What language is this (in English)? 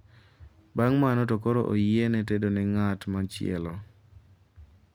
Luo (Kenya and Tanzania)